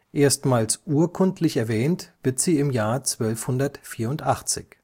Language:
German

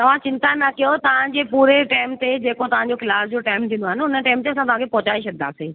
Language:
Sindhi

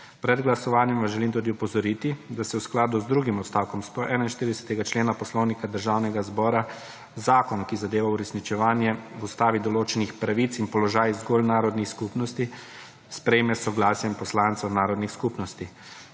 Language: Slovenian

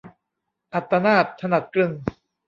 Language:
Thai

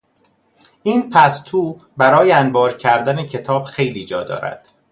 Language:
Persian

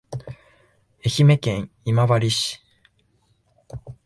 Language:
Japanese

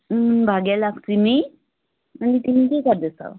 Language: Nepali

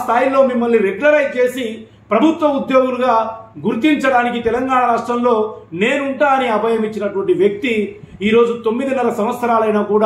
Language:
Arabic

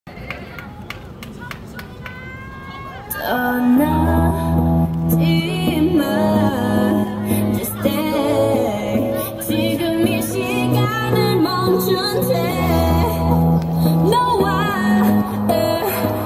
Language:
Korean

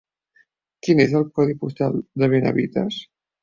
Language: Catalan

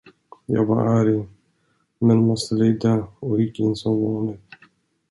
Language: Swedish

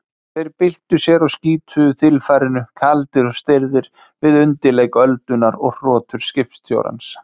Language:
Icelandic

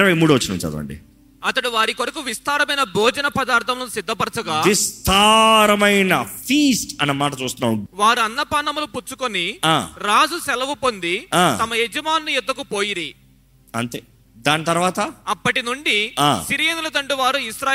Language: Telugu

